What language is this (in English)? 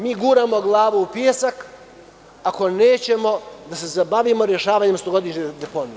Serbian